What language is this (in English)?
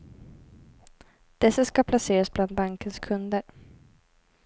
Swedish